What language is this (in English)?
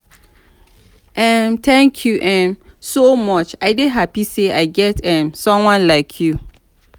Nigerian Pidgin